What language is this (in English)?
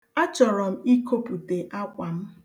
Igbo